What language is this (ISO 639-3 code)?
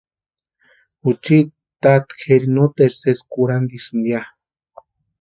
pua